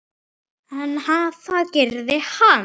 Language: Icelandic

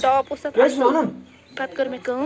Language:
Kashmiri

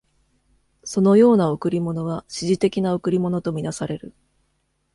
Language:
Japanese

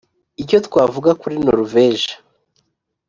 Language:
Kinyarwanda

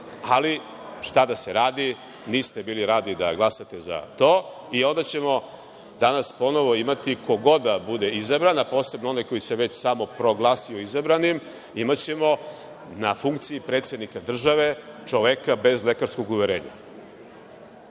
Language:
Serbian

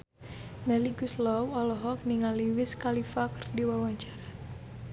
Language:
Sundanese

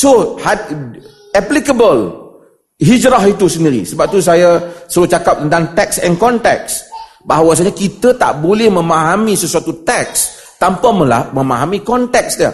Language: Malay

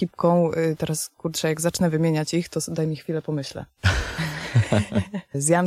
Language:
Polish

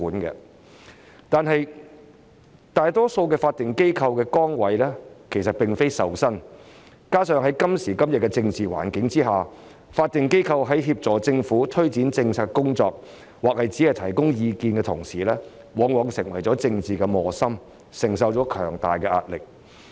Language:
Cantonese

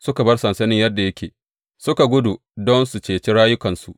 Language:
Hausa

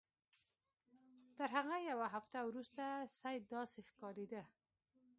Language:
Pashto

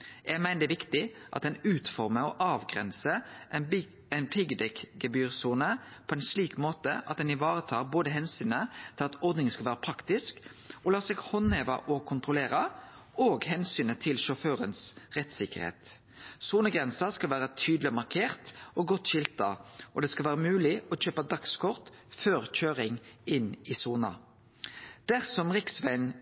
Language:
Norwegian Nynorsk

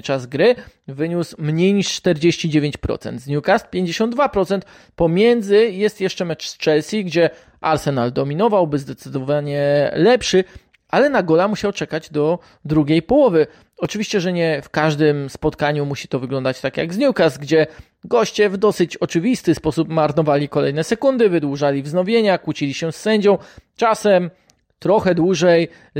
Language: Polish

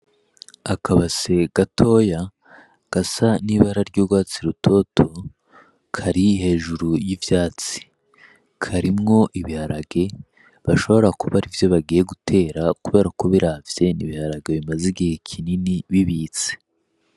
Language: Rundi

